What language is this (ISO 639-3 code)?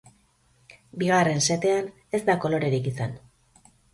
eus